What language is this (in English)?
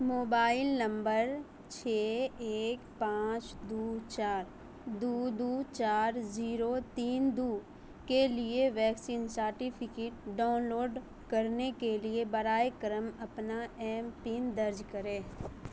Urdu